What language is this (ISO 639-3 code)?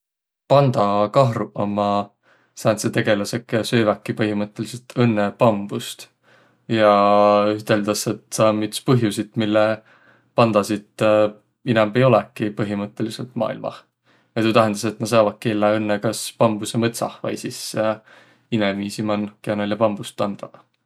vro